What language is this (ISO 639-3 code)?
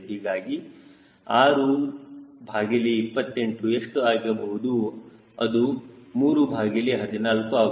kan